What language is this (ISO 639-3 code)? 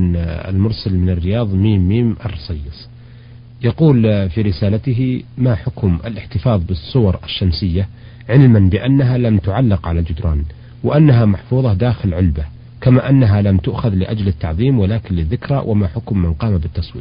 ara